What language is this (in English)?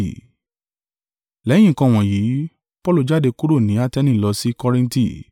Yoruba